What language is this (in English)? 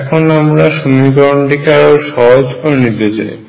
Bangla